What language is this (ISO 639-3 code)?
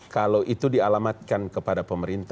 ind